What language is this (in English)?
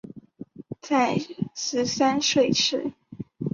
Chinese